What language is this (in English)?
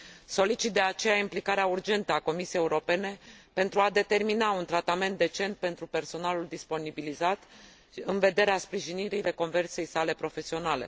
Romanian